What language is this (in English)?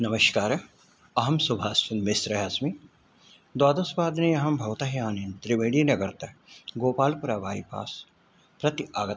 Sanskrit